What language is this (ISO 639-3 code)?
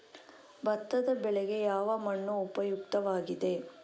kan